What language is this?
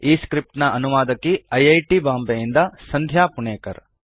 Kannada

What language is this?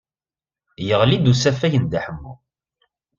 Kabyle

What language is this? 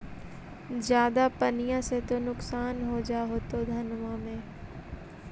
Magahi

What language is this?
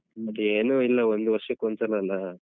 Kannada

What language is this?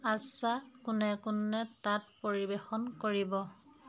Assamese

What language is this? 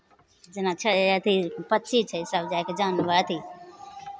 Maithili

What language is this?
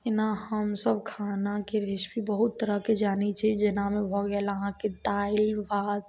Maithili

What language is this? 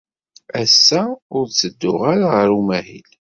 Kabyle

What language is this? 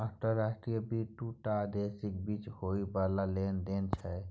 Maithili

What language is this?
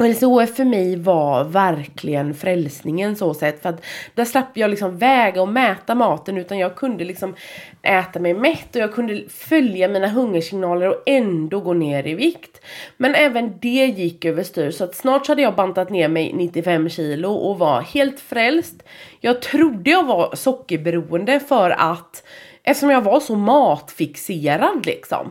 Swedish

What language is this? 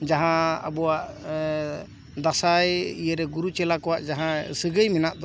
Santali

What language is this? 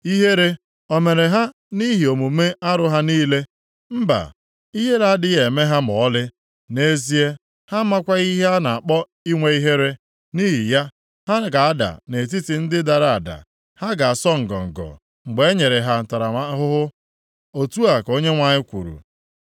Igbo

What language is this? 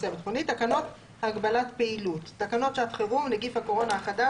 Hebrew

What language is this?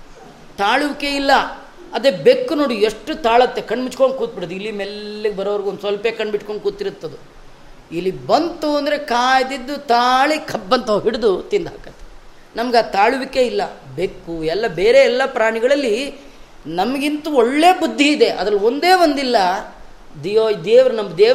Kannada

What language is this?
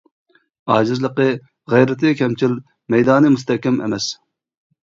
Uyghur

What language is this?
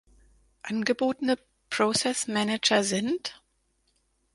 German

